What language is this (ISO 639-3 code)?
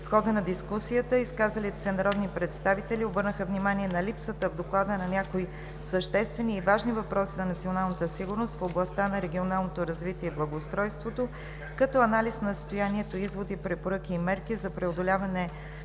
bul